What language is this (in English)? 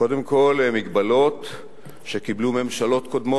Hebrew